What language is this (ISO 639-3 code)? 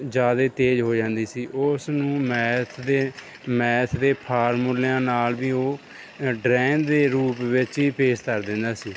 pan